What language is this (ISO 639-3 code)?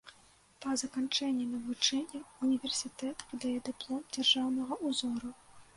bel